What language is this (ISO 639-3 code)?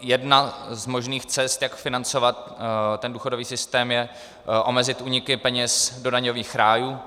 ces